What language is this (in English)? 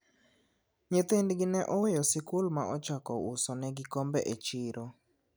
Luo (Kenya and Tanzania)